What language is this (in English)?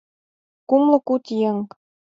Mari